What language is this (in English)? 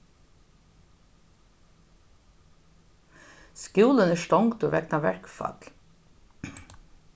Faroese